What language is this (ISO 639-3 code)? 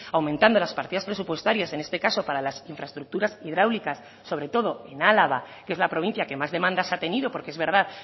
spa